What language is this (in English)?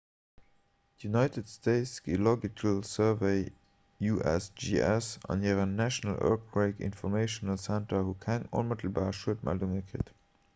Luxembourgish